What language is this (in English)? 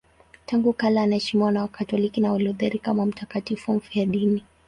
Swahili